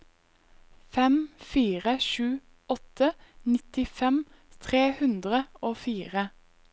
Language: Norwegian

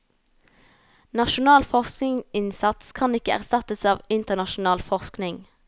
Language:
Norwegian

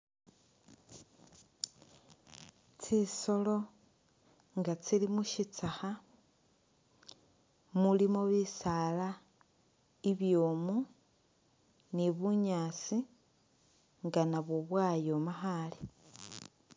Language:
Masaaba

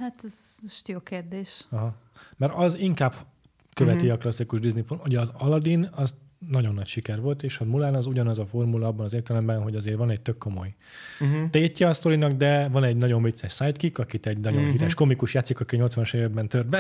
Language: Hungarian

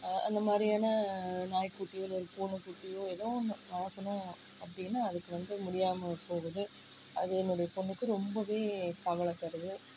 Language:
Tamil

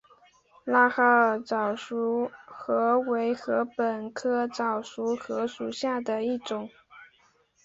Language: Chinese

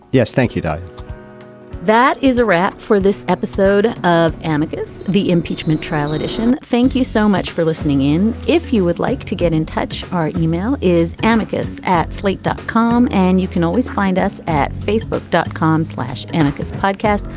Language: English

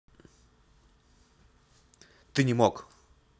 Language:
Russian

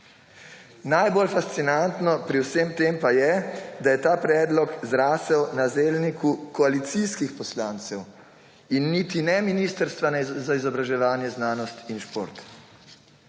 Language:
Slovenian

